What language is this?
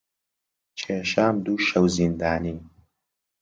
Central Kurdish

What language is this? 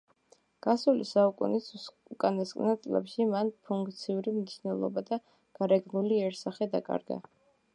Georgian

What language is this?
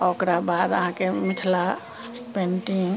Maithili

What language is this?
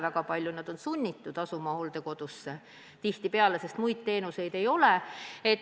Estonian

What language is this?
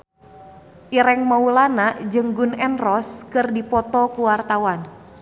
Sundanese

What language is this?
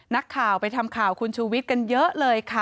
Thai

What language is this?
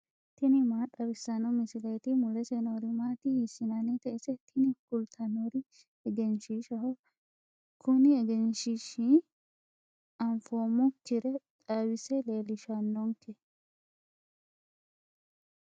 Sidamo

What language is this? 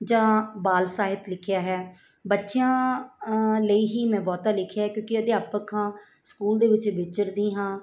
Punjabi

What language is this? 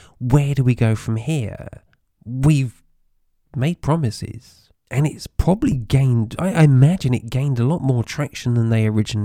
English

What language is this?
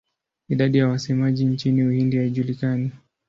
Swahili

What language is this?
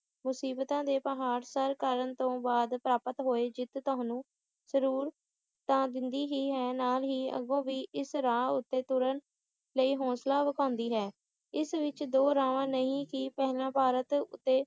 Punjabi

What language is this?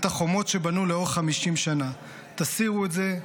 Hebrew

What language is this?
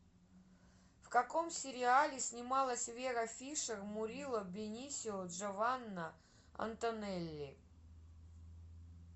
Russian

